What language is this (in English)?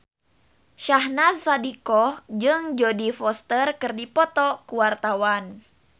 Sundanese